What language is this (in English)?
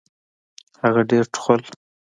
Pashto